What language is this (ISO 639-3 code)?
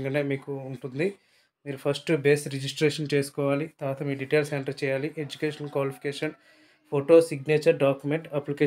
tel